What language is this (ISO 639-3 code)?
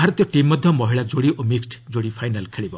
ori